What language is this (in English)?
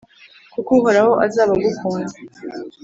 Kinyarwanda